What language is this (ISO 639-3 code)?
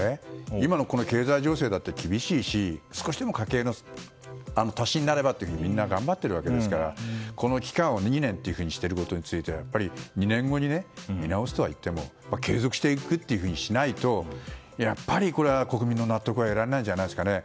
jpn